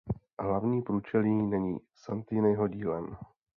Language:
Czech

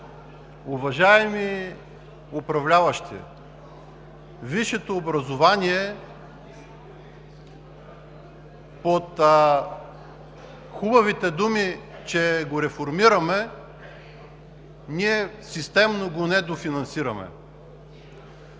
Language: Bulgarian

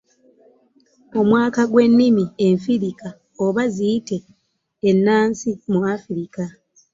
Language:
Ganda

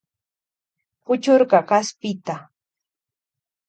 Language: Loja Highland Quichua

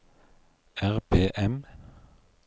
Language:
Norwegian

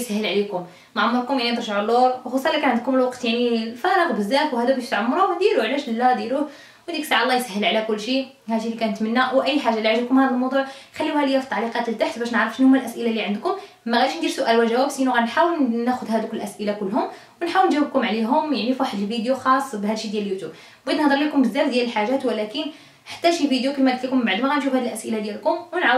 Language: Arabic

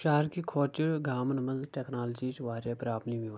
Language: Kashmiri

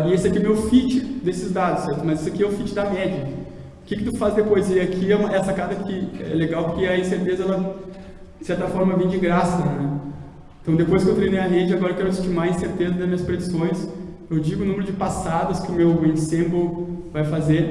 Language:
Portuguese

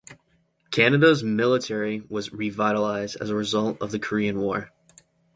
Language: English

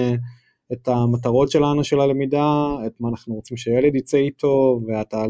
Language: Hebrew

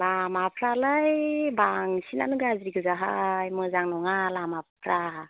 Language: Bodo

